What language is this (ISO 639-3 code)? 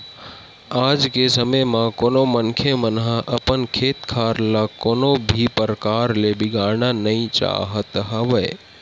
hne